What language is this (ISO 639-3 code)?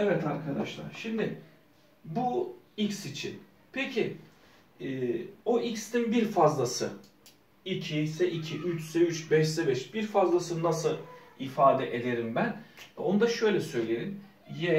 tur